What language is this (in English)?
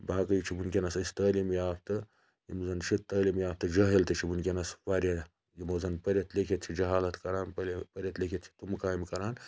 Kashmiri